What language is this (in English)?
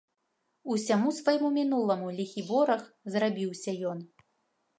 Belarusian